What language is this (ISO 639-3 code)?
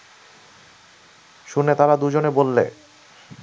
ben